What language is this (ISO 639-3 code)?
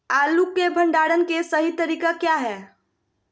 mag